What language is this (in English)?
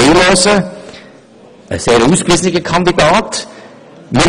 Swiss German